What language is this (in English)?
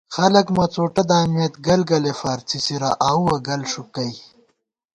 Gawar-Bati